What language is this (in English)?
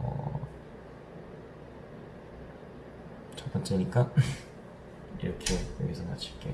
Korean